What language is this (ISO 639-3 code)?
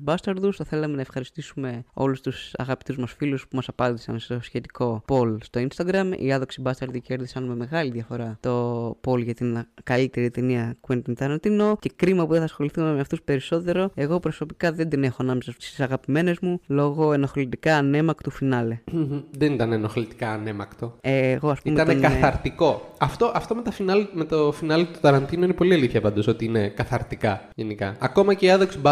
ell